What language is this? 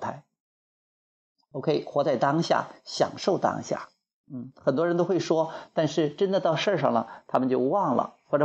Chinese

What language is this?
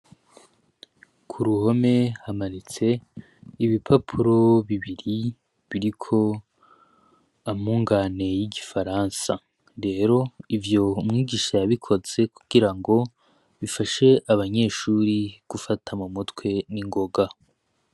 Rundi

